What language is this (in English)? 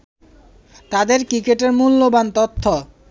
Bangla